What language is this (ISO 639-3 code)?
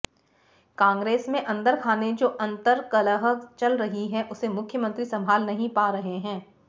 hin